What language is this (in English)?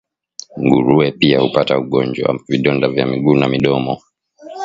Swahili